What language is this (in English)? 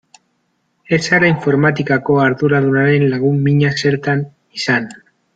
Basque